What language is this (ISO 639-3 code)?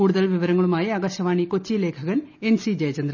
mal